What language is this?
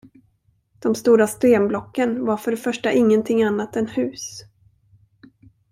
Swedish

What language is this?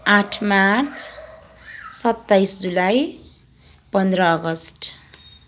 Nepali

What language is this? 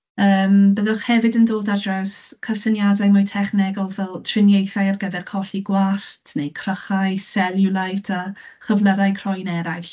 Welsh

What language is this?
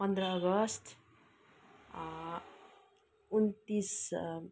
Nepali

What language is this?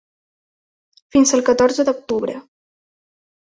Catalan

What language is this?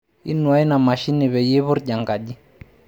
Masai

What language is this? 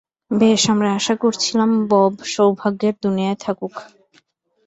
Bangla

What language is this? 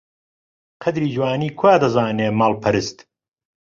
Central Kurdish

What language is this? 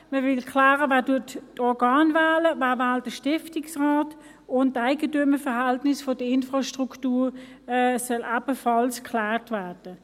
Swiss German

